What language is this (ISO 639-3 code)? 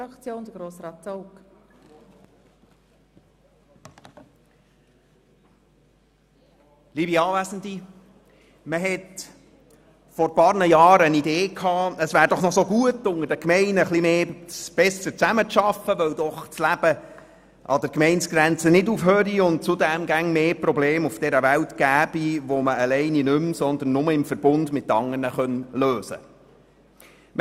gsw